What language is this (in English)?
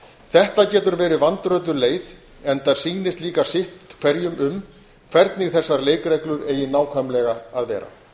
Icelandic